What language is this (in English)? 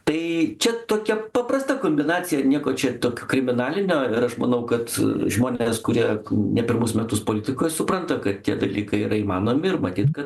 Lithuanian